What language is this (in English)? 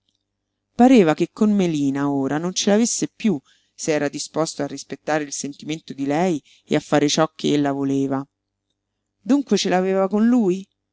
Italian